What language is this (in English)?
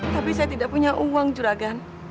Indonesian